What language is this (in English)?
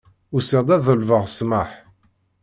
Kabyle